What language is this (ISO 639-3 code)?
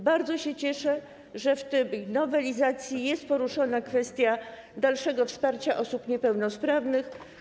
pol